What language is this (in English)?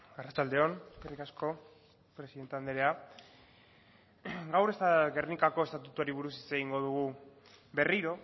Basque